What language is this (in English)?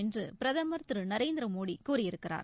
Tamil